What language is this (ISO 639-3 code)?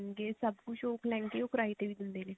pan